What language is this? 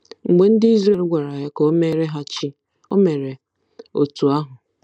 Igbo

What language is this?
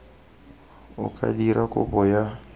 Tswana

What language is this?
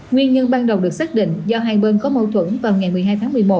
Vietnamese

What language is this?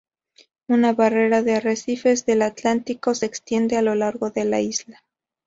Spanish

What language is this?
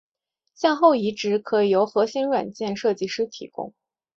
Chinese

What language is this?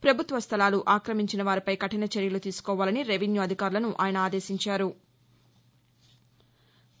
Telugu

